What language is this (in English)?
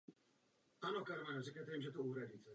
Czech